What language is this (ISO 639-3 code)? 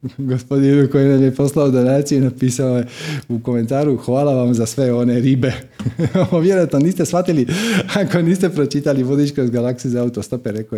hrv